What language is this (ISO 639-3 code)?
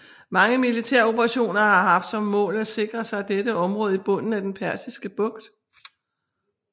dan